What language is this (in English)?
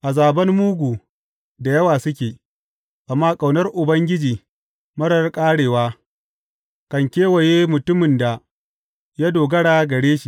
Hausa